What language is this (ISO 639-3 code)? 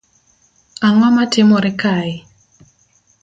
luo